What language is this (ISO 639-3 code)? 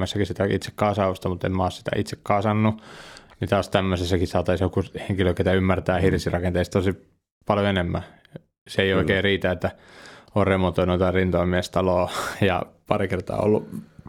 fin